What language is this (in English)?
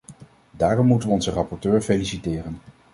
Dutch